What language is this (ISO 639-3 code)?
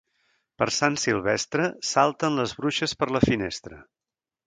cat